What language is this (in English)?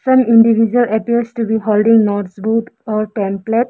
English